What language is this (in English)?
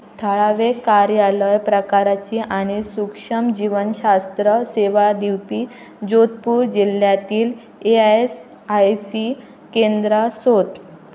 Konkani